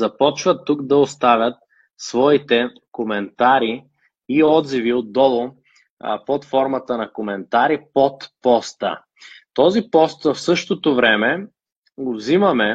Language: Bulgarian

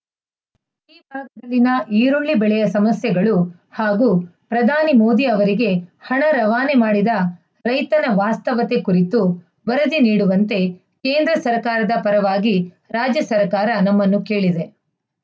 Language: Kannada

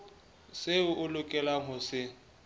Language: Southern Sotho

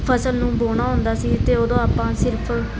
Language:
Punjabi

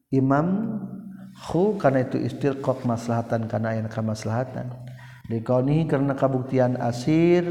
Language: Malay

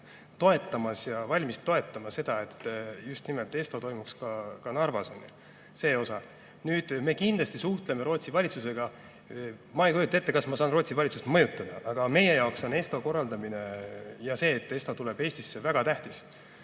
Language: Estonian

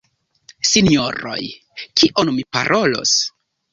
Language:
Esperanto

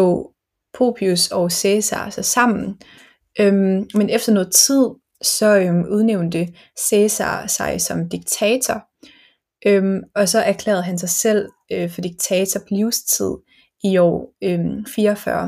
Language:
Danish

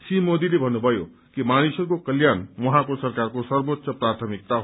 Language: Nepali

